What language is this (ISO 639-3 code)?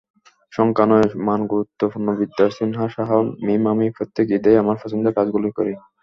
ben